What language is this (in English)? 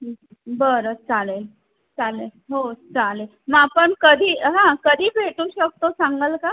Marathi